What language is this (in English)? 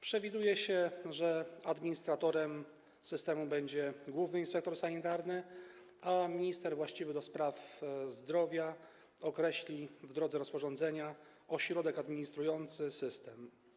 Polish